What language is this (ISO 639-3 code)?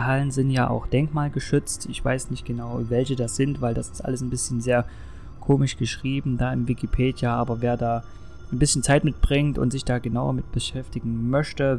deu